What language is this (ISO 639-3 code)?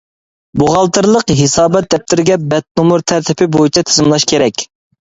uig